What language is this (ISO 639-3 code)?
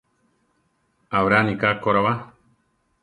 tar